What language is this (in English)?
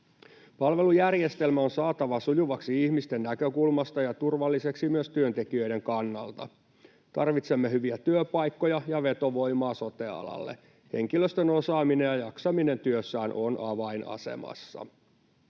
Finnish